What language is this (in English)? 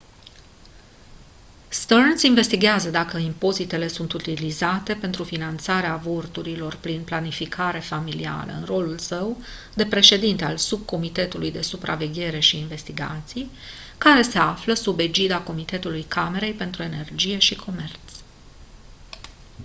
Romanian